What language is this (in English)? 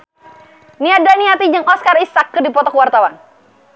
Sundanese